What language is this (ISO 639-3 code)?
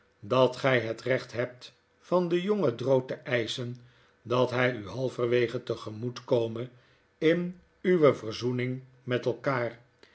nld